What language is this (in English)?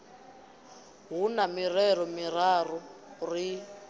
Venda